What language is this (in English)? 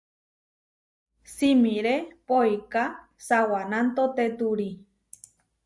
Huarijio